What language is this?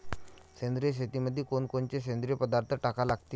Marathi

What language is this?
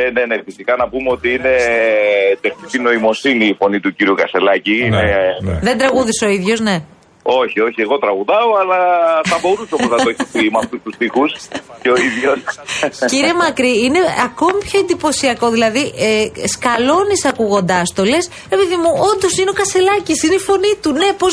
Greek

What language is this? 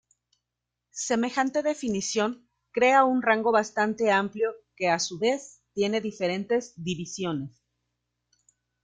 Spanish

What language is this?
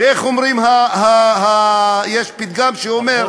Hebrew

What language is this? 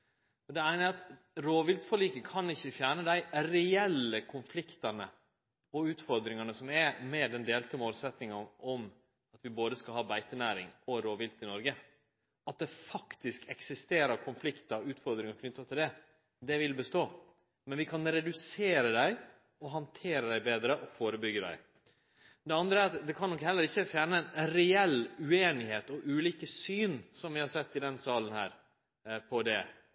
Norwegian Nynorsk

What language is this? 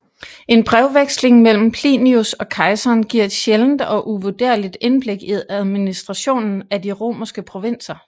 Danish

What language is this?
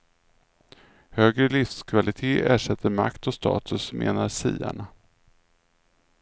Swedish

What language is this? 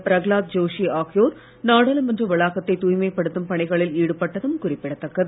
Tamil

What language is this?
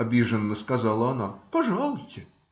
Russian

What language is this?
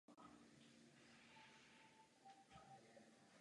Czech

